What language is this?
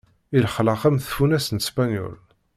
Kabyle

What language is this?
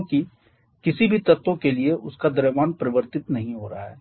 Hindi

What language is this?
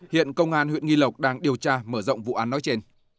Vietnamese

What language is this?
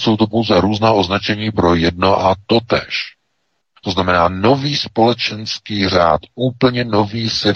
Czech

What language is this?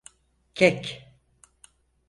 Turkish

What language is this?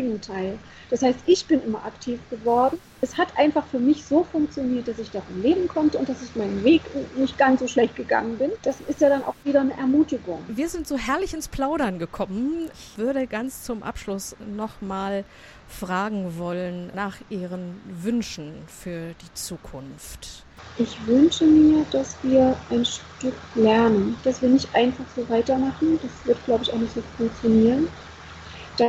German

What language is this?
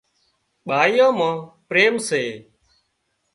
Wadiyara Koli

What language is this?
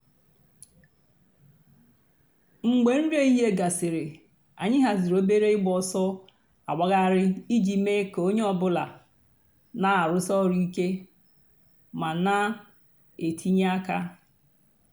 Igbo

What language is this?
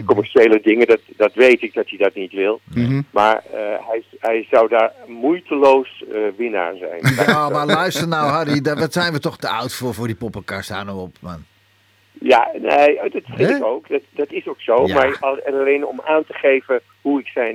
Dutch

